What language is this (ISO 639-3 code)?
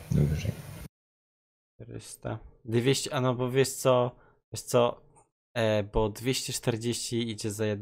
pol